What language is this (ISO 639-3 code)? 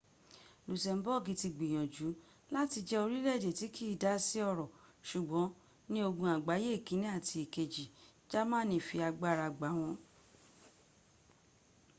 yor